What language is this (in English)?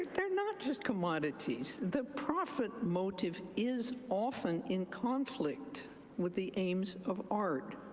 English